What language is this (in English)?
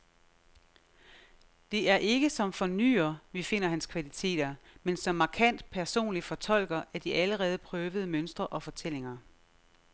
Danish